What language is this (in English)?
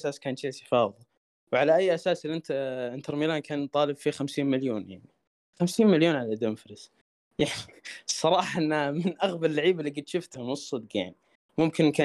Arabic